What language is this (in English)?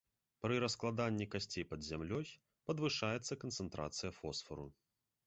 Belarusian